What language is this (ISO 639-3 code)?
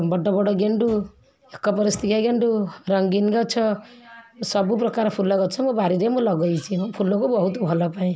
ori